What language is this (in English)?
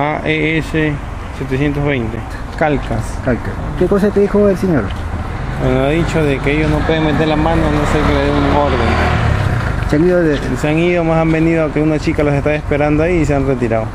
Spanish